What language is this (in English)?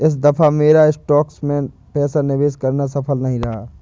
Hindi